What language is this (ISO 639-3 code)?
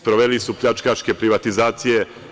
srp